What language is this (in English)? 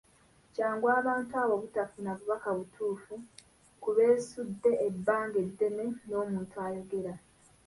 Ganda